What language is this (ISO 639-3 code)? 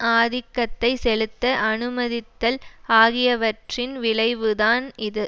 tam